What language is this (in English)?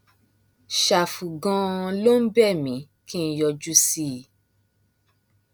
Yoruba